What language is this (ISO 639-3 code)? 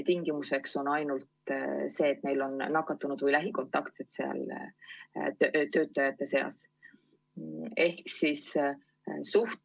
est